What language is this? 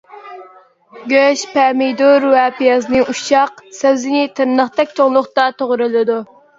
Uyghur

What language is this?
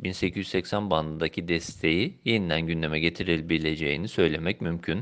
Turkish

